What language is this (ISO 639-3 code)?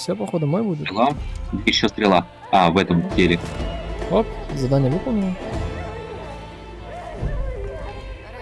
rus